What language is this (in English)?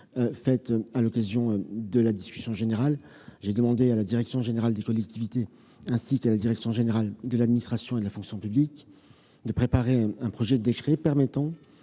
French